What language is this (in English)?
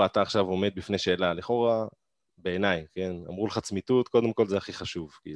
Hebrew